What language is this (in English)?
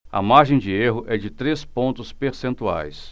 Portuguese